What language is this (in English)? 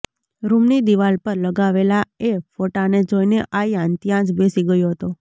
Gujarati